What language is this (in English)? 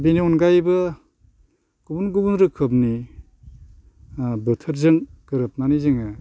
Bodo